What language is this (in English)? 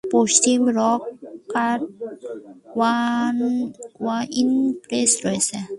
Bangla